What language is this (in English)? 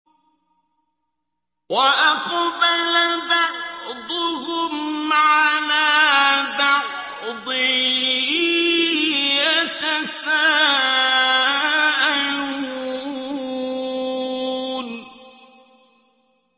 Arabic